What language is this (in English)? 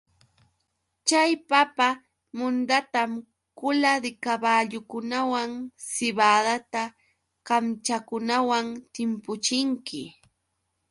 Yauyos Quechua